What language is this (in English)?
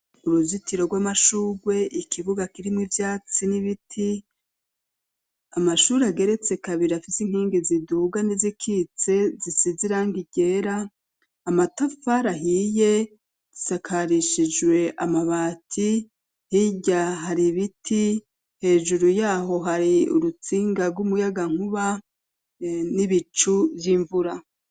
Rundi